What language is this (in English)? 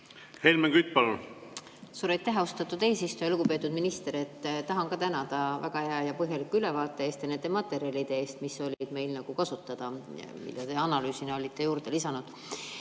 Estonian